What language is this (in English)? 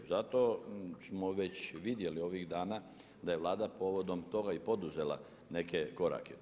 Croatian